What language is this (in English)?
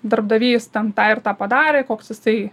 Lithuanian